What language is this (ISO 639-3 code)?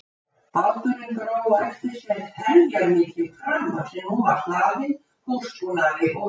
isl